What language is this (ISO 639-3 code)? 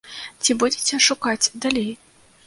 bel